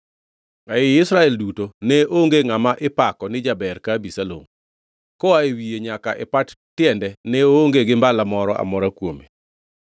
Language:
Luo (Kenya and Tanzania)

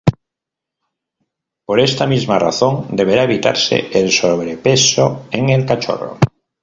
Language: Spanish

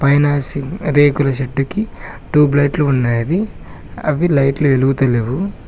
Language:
Telugu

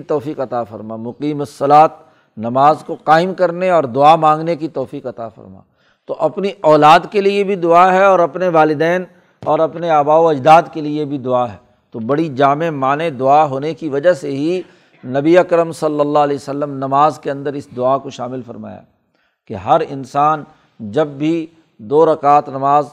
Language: Urdu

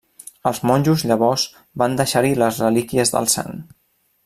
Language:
Catalan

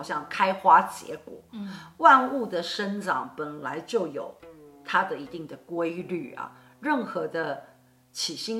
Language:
Chinese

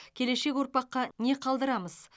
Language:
Kazakh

